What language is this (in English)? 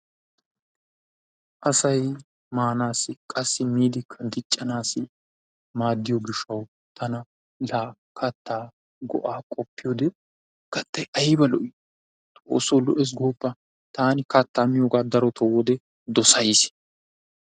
Wolaytta